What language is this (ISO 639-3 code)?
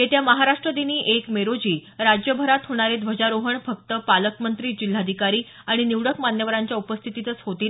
mar